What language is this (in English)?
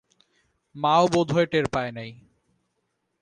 Bangla